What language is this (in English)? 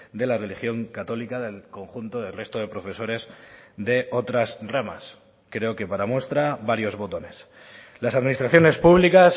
Spanish